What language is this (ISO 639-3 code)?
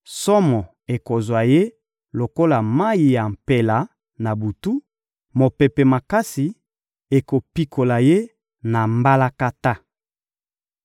lin